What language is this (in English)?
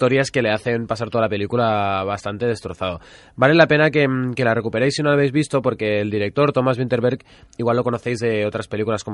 Spanish